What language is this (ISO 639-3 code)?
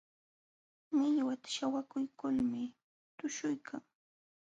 qxw